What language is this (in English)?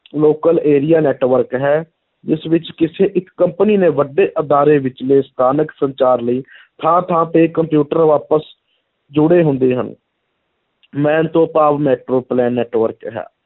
Punjabi